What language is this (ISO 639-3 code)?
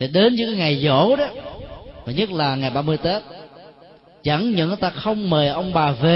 vie